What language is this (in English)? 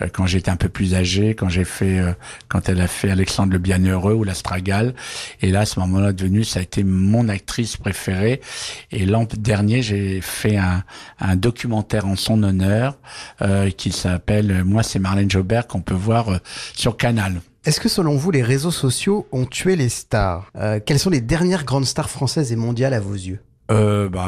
French